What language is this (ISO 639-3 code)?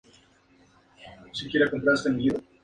spa